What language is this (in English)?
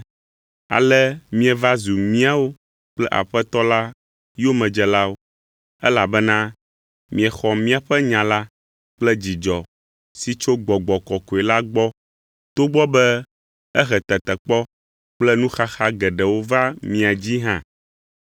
Ewe